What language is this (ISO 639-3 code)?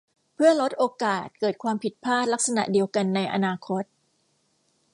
tha